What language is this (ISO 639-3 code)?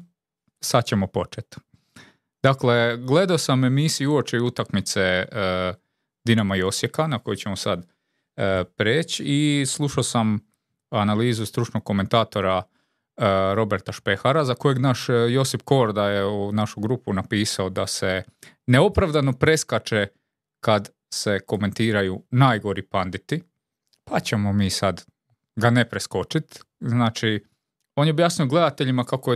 hrv